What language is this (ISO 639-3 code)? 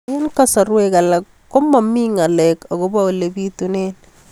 kln